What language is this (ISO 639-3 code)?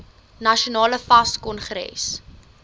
afr